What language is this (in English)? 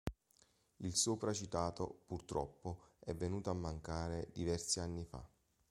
Italian